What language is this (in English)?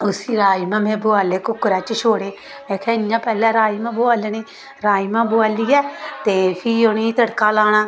Dogri